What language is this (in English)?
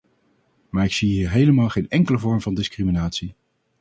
Dutch